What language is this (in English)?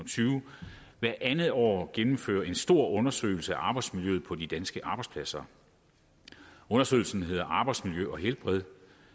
Danish